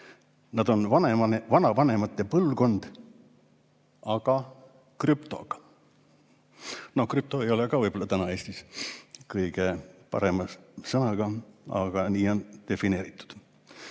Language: Estonian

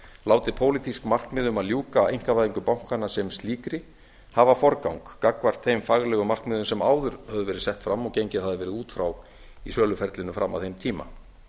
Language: Icelandic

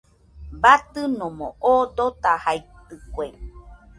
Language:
Nüpode Huitoto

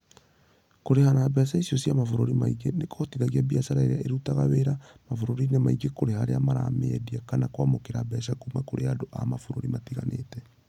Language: Kikuyu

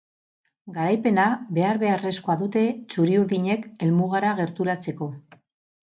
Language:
Basque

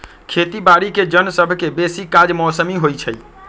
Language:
Magahi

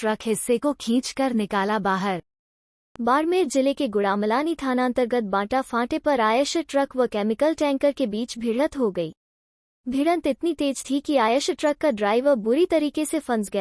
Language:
Hindi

